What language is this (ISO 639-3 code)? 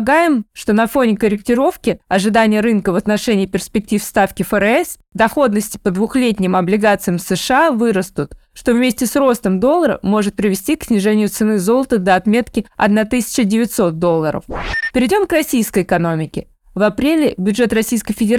rus